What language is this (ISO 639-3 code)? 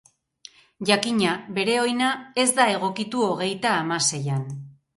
eus